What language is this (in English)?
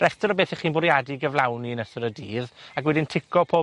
Welsh